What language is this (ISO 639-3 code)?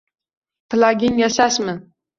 uzb